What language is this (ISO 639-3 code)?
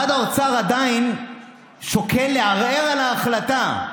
heb